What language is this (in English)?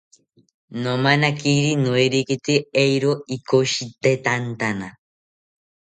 South Ucayali Ashéninka